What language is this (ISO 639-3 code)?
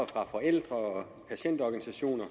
dan